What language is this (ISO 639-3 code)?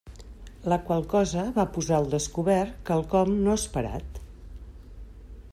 cat